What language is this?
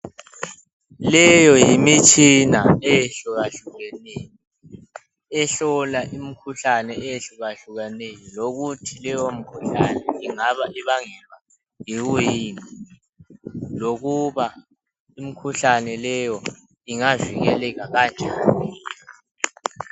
North Ndebele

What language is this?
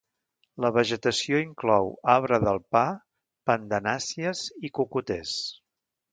Catalan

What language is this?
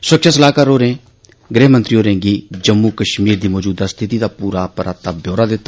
Dogri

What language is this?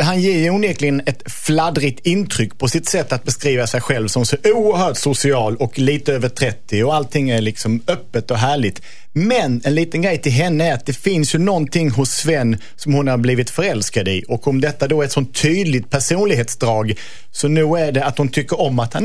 Swedish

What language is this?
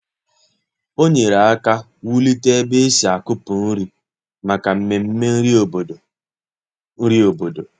Igbo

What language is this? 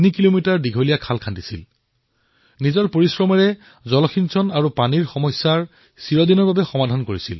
Assamese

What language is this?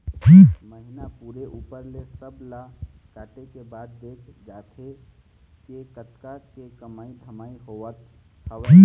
Chhattisgarhi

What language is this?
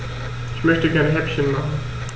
German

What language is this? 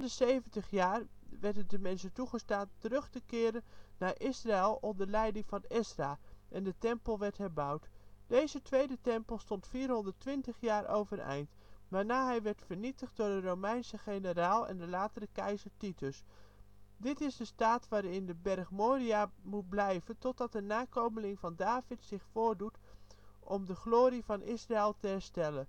Dutch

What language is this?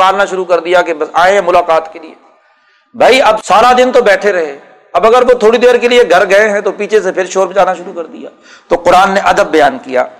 Urdu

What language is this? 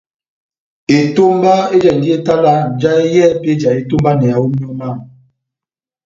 Batanga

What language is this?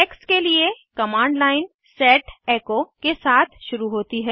Hindi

